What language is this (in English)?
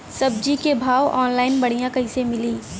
Bhojpuri